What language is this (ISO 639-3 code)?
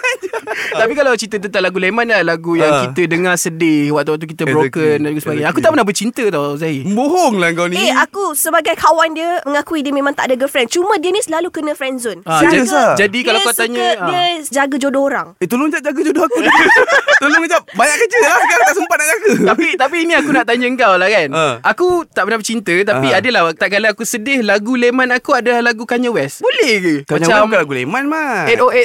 msa